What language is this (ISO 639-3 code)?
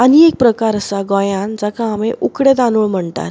kok